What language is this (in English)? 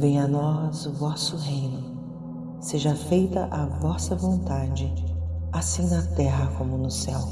Portuguese